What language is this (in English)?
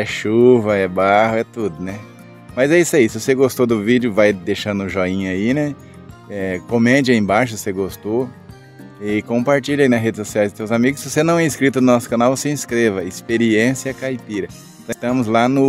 Portuguese